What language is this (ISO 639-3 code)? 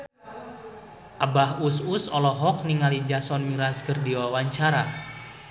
sun